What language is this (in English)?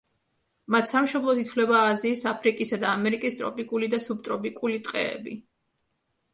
Georgian